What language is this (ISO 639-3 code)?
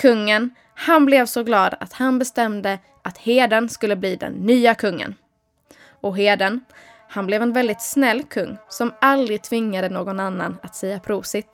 swe